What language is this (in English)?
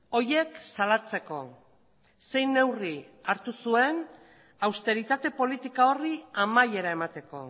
Basque